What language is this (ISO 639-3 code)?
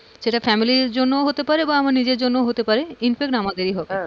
ben